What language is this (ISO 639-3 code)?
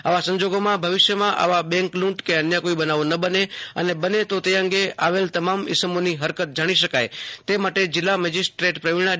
guj